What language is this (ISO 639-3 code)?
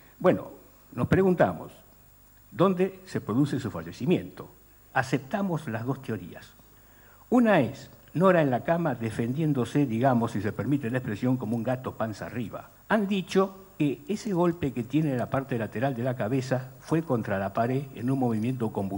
spa